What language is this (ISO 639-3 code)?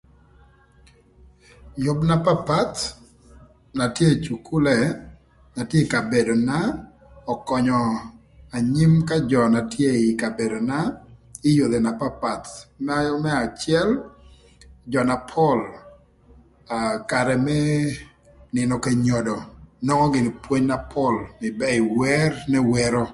lth